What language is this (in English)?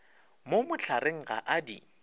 Northern Sotho